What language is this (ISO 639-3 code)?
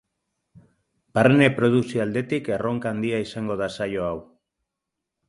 eus